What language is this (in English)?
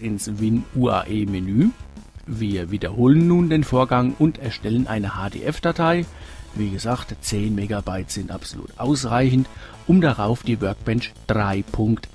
German